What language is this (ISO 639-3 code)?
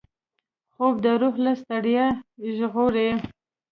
pus